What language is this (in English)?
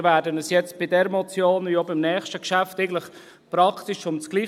Swiss German